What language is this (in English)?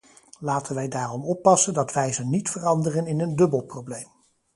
Dutch